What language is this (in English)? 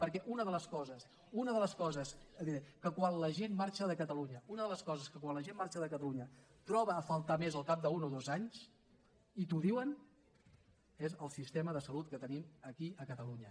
Catalan